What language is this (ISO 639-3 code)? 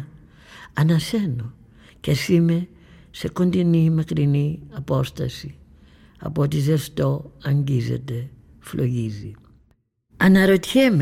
ell